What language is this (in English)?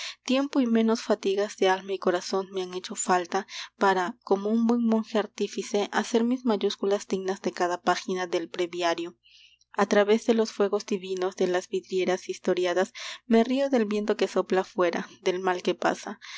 Spanish